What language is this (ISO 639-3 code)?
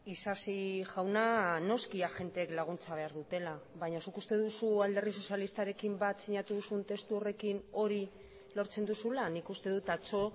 eus